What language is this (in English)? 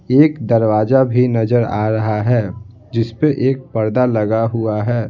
Hindi